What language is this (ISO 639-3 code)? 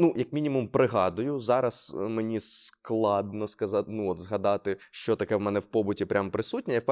ukr